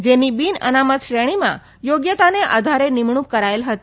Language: Gujarati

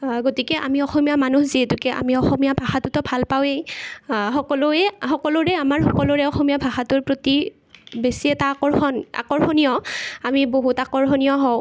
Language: Assamese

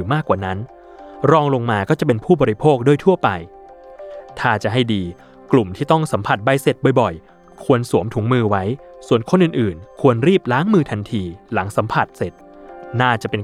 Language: Thai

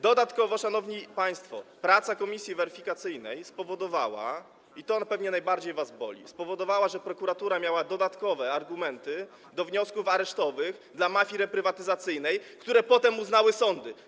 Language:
Polish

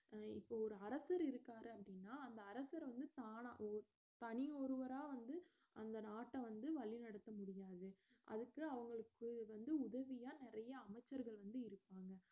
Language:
Tamil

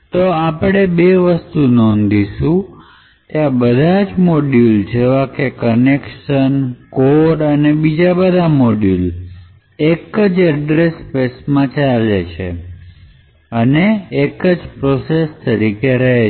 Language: Gujarati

